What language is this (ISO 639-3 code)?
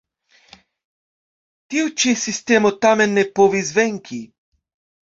epo